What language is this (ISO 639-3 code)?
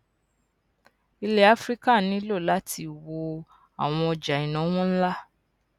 yor